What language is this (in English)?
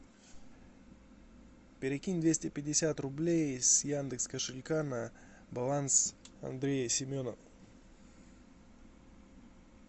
Russian